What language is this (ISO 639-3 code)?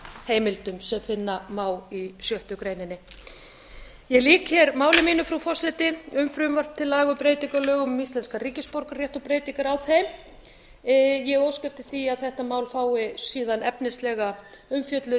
isl